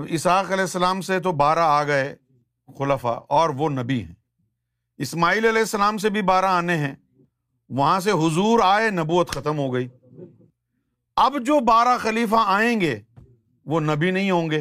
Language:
Urdu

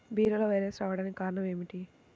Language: Telugu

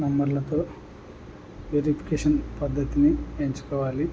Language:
Telugu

